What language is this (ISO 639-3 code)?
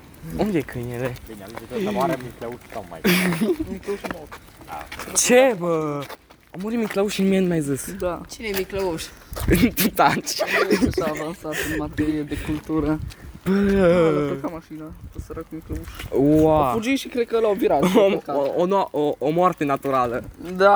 ron